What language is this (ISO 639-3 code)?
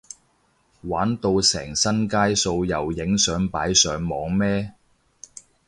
yue